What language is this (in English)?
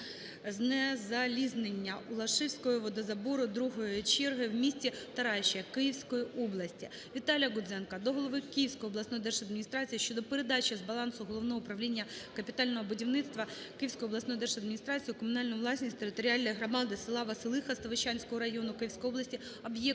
Ukrainian